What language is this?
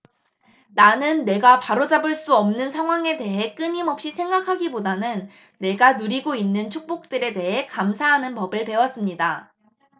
Korean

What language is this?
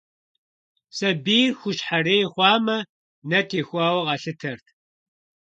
Kabardian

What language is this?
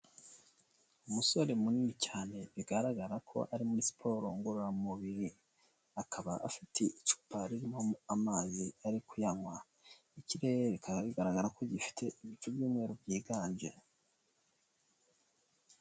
Kinyarwanda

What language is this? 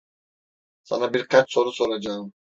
Turkish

